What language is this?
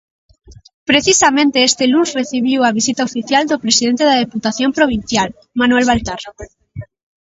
Galician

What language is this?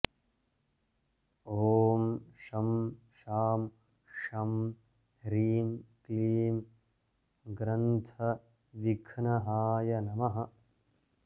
Sanskrit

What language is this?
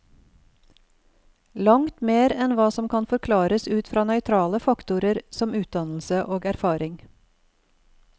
Norwegian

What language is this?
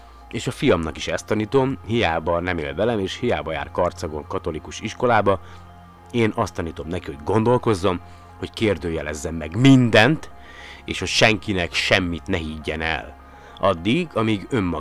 Hungarian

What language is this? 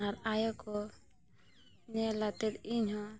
Santali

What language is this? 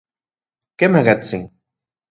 Central Puebla Nahuatl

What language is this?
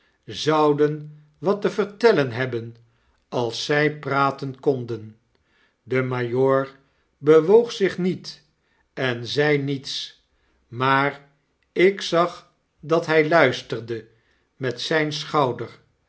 Dutch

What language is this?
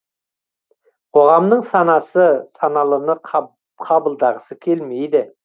Kazakh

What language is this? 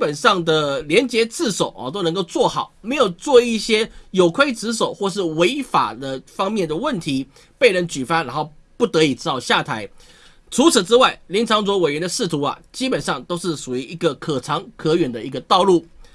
Chinese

